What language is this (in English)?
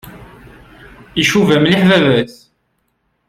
Kabyle